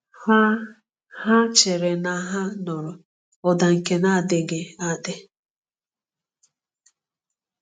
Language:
Igbo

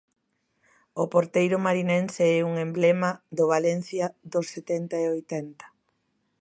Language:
Galician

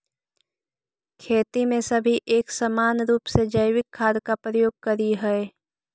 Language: Magahi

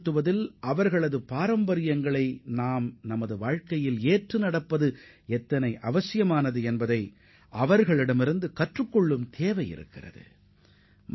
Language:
Tamil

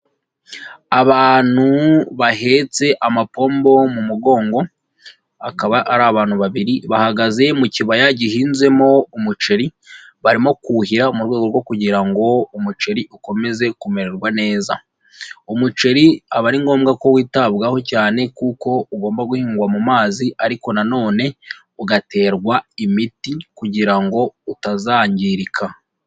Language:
Kinyarwanda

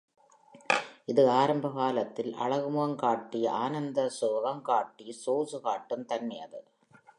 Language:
Tamil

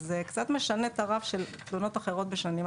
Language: Hebrew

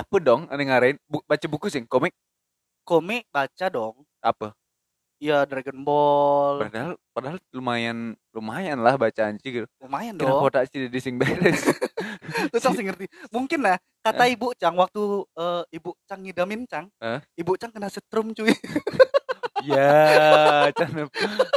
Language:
Indonesian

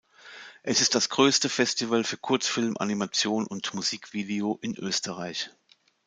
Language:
German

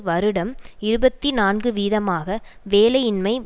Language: Tamil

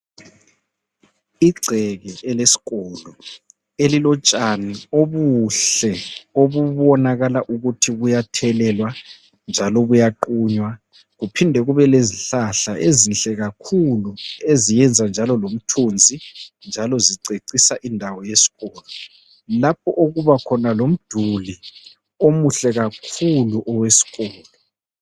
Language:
North Ndebele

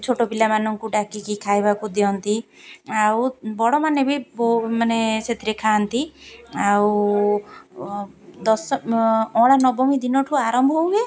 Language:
Odia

